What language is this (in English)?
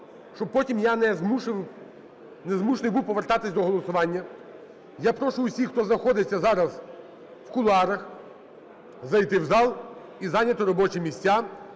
Ukrainian